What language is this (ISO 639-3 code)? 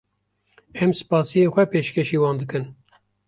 kur